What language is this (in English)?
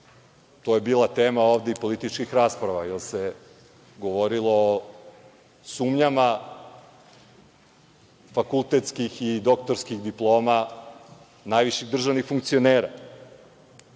Serbian